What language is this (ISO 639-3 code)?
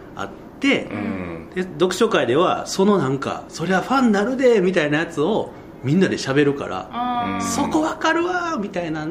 jpn